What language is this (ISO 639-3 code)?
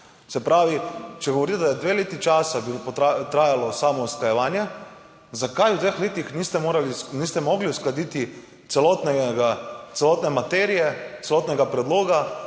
slv